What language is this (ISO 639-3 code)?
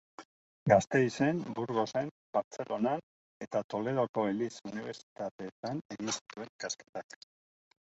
eus